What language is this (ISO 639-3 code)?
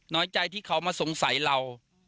tha